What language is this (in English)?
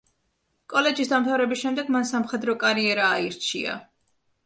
Georgian